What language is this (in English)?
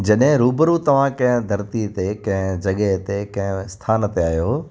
Sindhi